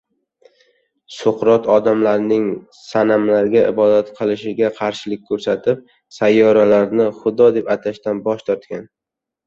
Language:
Uzbek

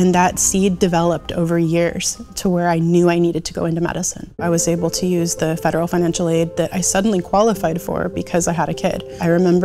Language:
English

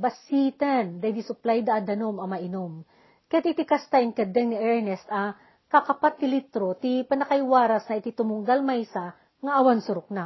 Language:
Filipino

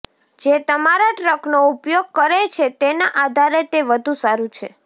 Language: Gujarati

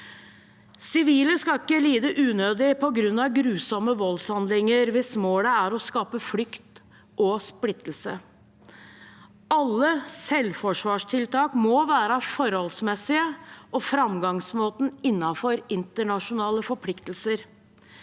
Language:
Norwegian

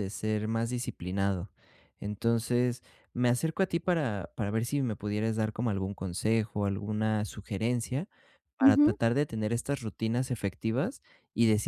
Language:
Spanish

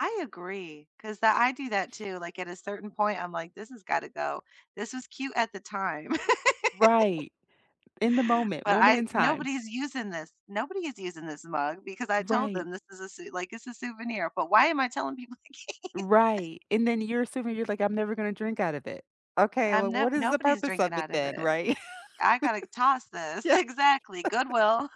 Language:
English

